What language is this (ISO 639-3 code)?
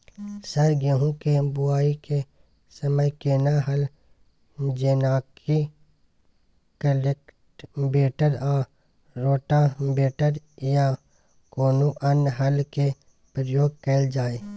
mai